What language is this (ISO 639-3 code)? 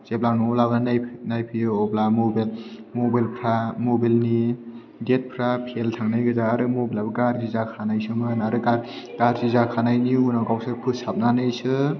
brx